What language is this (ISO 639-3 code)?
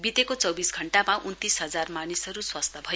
nep